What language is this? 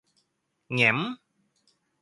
Thai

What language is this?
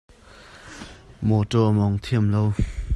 Hakha Chin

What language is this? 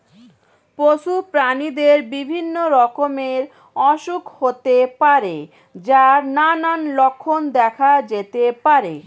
Bangla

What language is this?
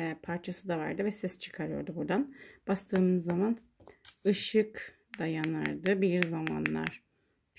Turkish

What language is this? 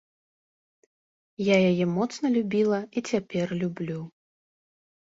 Belarusian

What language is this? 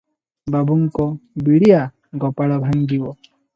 Odia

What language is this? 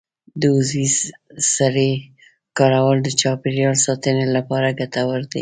Pashto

